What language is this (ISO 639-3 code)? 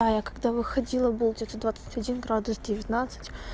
rus